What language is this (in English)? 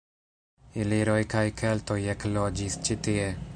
Esperanto